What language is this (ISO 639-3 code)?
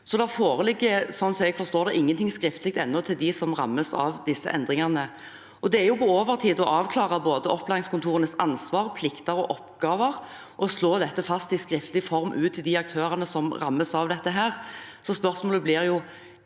nor